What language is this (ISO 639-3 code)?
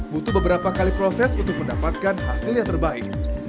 ind